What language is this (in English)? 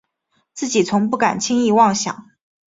Chinese